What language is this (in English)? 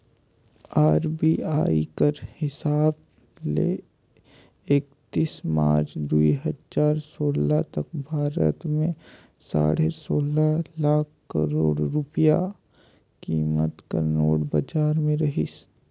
Chhattisgarhi